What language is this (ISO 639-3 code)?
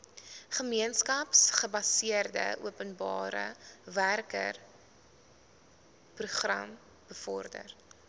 afr